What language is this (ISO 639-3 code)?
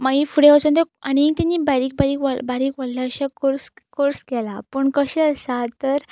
kok